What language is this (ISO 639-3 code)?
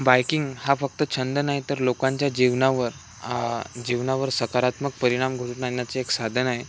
mar